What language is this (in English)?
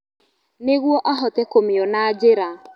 Kikuyu